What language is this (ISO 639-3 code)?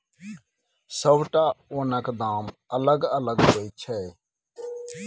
mai